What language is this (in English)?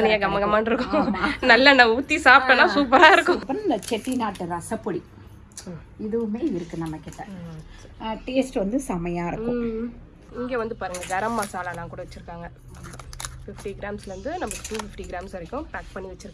Indonesian